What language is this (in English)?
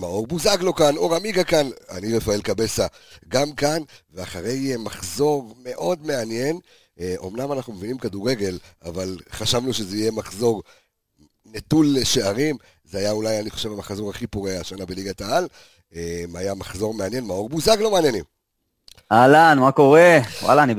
Hebrew